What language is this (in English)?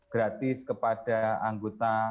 Indonesian